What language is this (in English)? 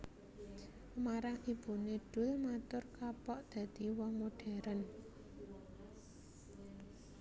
Javanese